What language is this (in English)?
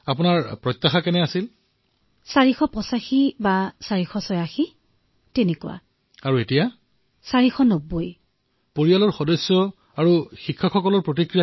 Assamese